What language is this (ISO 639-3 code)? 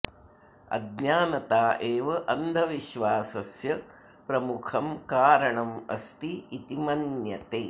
san